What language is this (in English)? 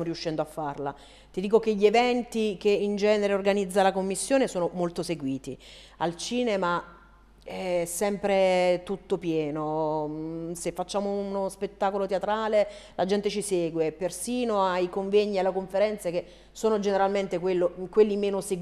Italian